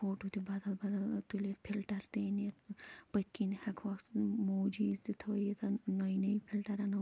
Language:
Kashmiri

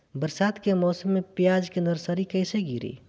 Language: Bhojpuri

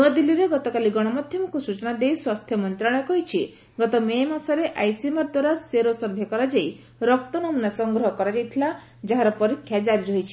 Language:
Odia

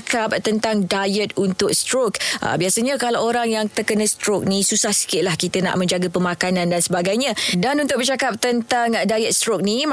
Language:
Malay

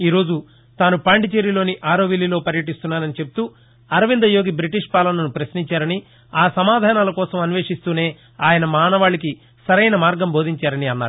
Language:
Telugu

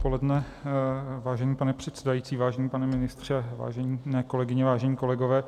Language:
Czech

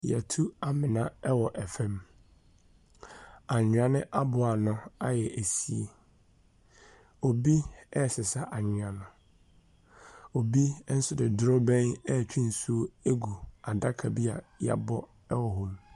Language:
Akan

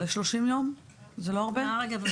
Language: Hebrew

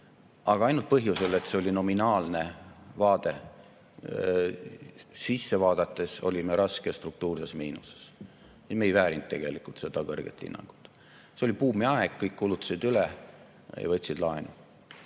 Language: Estonian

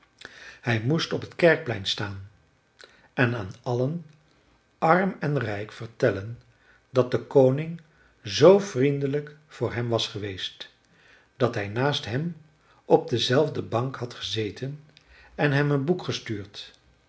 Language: Dutch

